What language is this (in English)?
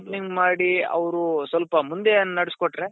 Kannada